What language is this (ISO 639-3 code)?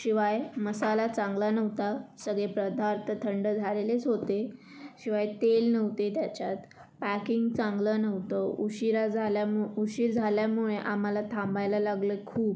mar